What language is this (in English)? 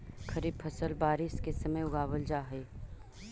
Magahi